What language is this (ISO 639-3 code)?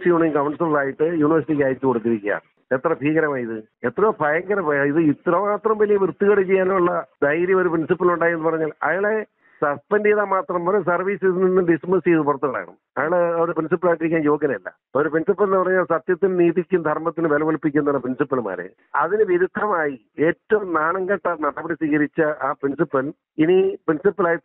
ara